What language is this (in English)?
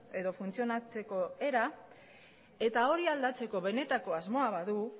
Basque